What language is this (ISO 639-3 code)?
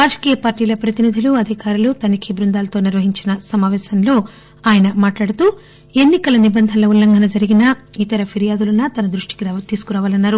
tel